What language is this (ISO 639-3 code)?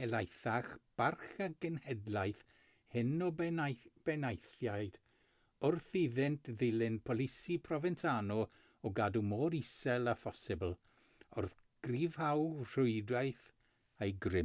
cym